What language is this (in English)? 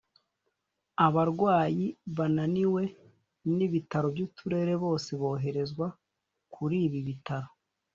Kinyarwanda